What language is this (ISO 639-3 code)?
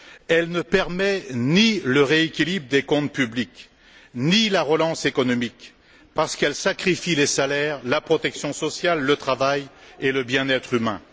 fra